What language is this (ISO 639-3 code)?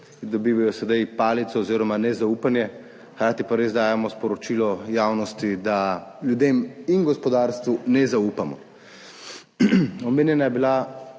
slv